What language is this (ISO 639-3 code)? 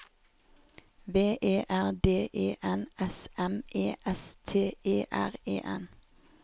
nor